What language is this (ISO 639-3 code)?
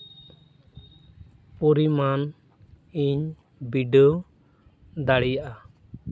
sat